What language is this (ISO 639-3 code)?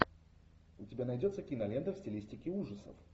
rus